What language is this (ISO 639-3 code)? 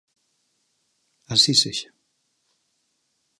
glg